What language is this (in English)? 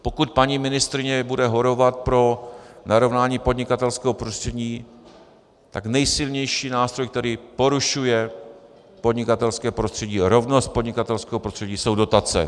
Czech